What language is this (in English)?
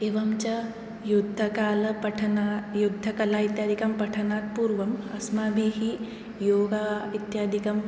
Sanskrit